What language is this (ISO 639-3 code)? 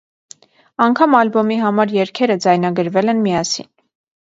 hye